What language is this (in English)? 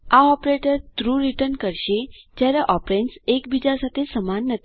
Gujarati